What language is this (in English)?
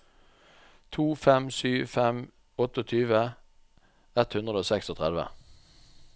Norwegian